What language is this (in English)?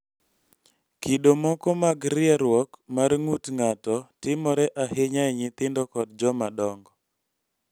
Luo (Kenya and Tanzania)